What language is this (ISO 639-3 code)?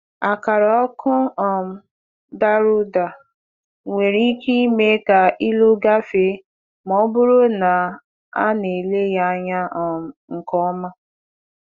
ibo